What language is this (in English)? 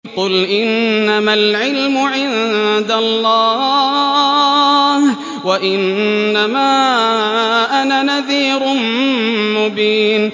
Arabic